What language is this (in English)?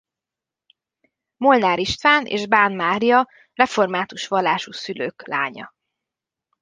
Hungarian